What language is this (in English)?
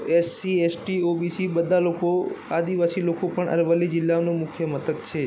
Gujarati